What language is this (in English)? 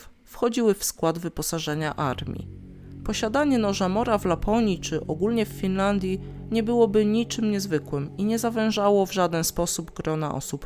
Polish